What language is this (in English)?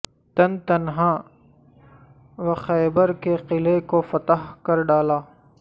Urdu